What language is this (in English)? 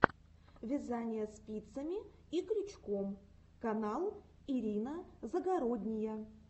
Russian